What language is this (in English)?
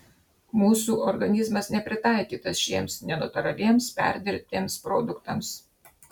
Lithuanian